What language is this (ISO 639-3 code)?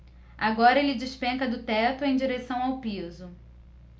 por